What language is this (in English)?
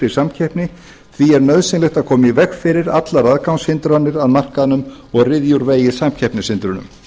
Icelandic